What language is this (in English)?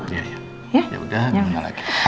Indonesian